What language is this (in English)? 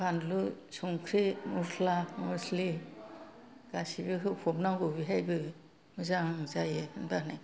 Bodo